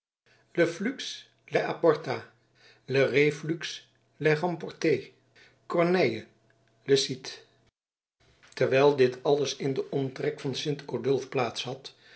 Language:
Dutch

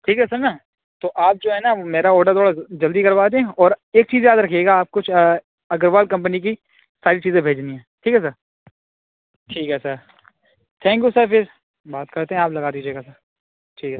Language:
Urdu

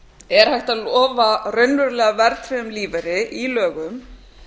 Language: Icelandic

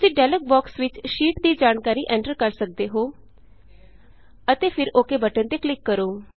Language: Punjabi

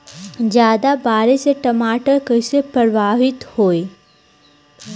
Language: Bhojpuri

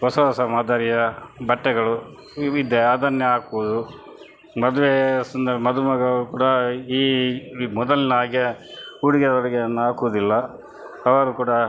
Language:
Kannada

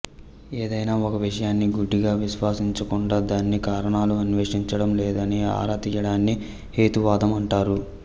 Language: Telugu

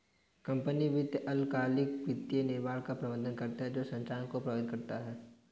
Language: Hindi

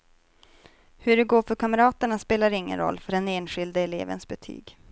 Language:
Swedish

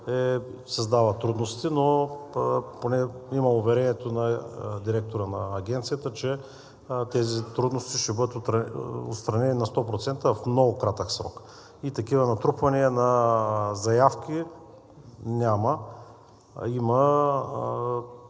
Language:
Bulgarian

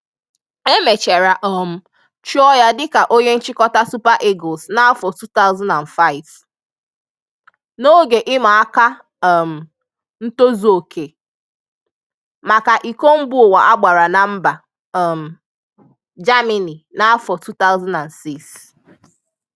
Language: Igbo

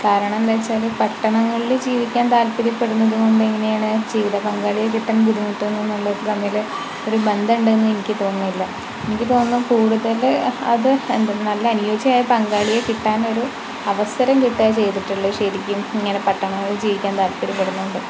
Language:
Malayalam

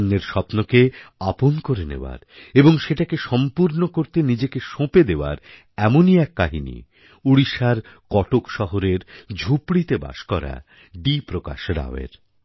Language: Bangla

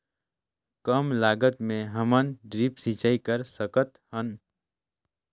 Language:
Chhattisgarhi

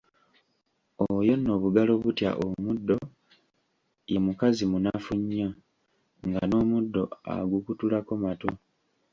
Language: Ganda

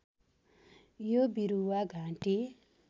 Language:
Nepali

